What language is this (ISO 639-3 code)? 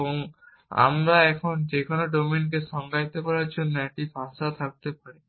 ben